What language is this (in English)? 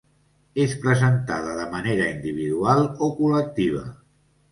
Catalan